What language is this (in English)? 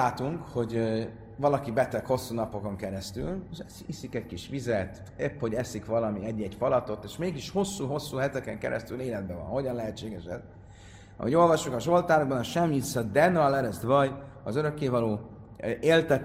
Hungarian